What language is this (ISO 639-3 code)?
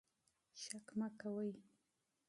pus